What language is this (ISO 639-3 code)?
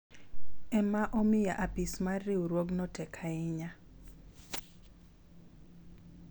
luo